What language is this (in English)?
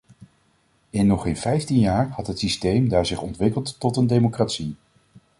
Dutch